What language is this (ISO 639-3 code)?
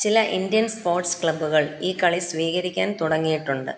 mal